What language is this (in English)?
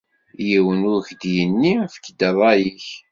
Kabyle